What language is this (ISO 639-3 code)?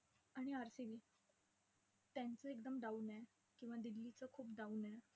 mar